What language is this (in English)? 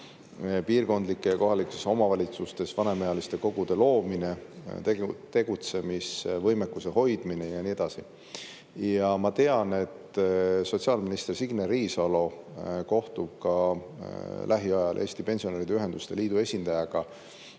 Estonian